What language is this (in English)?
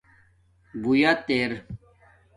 Domaaki